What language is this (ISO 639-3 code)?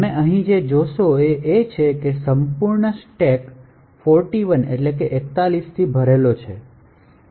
guj